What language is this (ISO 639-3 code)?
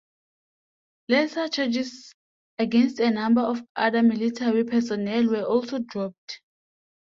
eng